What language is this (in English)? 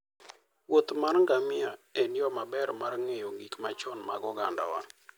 Luo (Kenya and Tanzania)